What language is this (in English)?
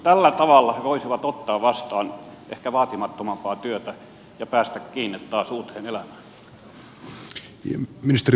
Finnish